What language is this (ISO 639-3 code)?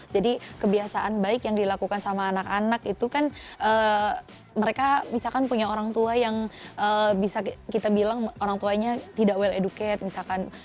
ind